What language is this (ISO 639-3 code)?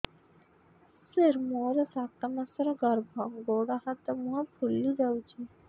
ori